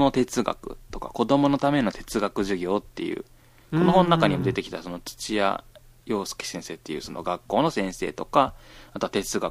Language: Japanese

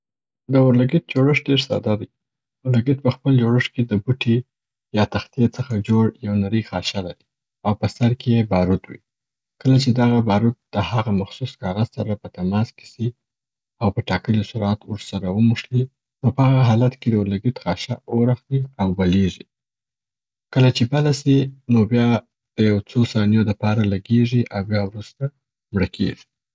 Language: Southern Pashto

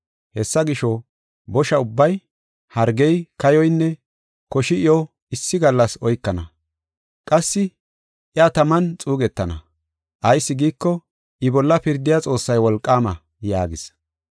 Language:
Gofa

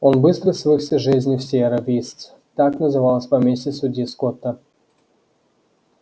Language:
Russian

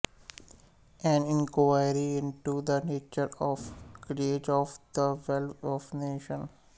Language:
Punjabi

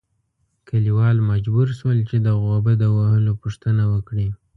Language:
Pashto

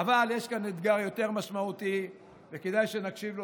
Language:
Hebrew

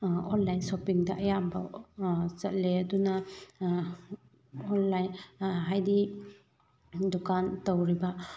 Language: Manipuri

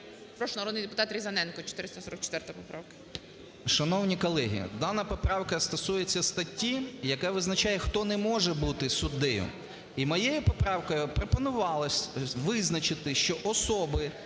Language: Ukrainian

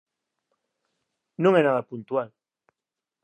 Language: Galician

